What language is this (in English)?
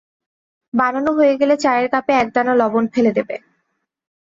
Bangla